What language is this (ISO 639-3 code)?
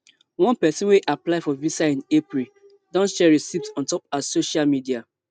pcm